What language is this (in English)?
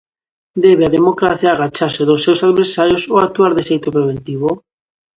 Galician